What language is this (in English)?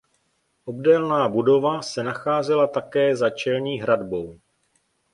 Czech